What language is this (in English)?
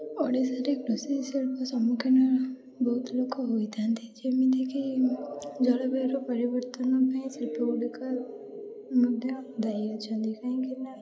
Odia